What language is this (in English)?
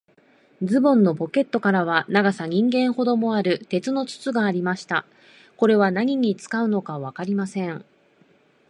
Japanese